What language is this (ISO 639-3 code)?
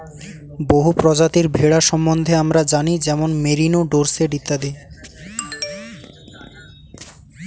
ben